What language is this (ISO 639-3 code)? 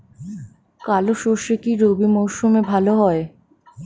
ben